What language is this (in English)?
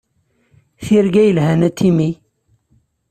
Kabyle